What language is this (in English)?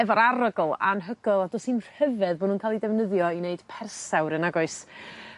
Welsh